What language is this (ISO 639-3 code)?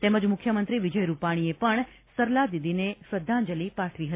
guj